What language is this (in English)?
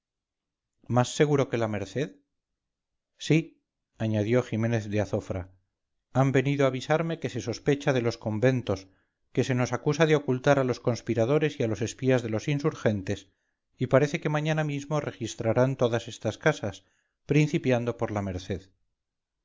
Spanish